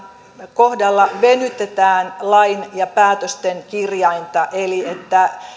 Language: Finnish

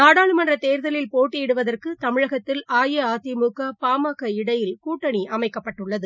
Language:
Tamil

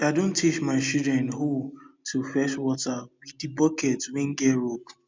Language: Nigerian Pidgin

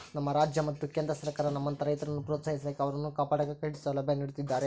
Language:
Kannada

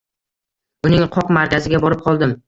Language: Uzbek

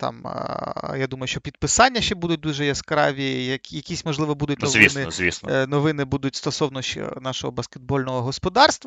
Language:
Ukrainian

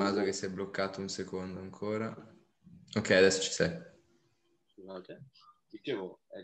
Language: Italian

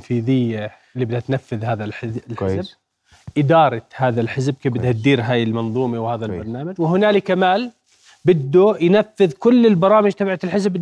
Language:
Arabic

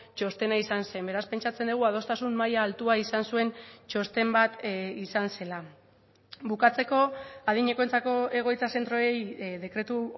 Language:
Basque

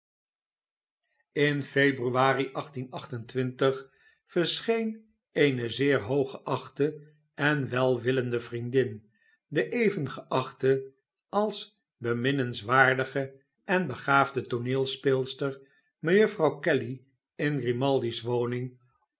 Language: Dutch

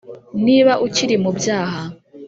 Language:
Kinyarwanda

